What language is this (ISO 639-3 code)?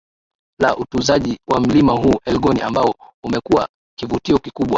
swa